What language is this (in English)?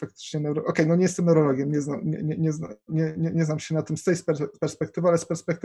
Polish